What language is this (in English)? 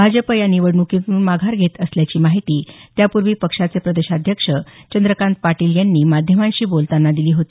Marathi